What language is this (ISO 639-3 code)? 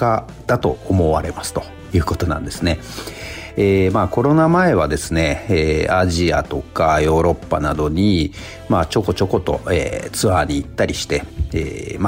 jpn